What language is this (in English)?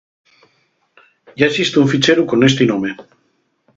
Asturian